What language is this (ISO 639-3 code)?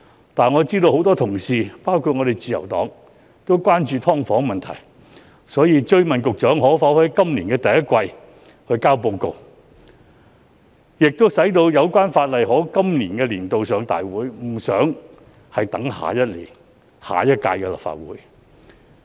yue